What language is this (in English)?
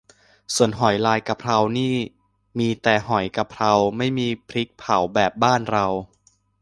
Thai